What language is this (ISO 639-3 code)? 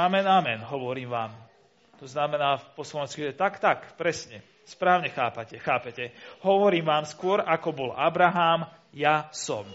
slk